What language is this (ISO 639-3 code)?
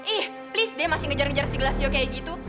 ind